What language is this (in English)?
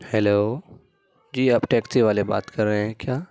Urdu